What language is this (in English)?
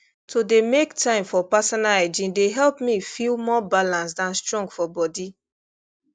Nigerian Pidgin